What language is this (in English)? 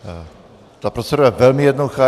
Czech